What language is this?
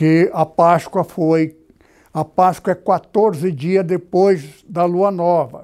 Portuguese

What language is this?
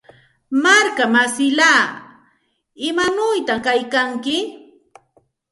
Santa Ana de Tusi Pasco Quechua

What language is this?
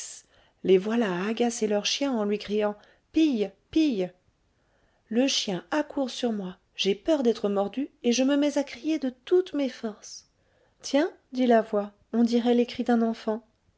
French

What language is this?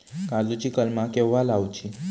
Marathi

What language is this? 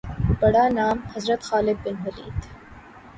Urdu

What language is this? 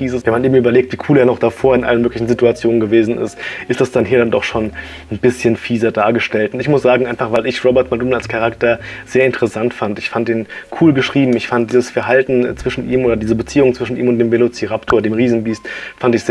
German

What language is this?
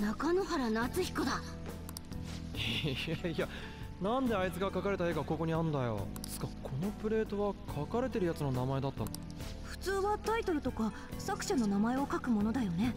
Japanese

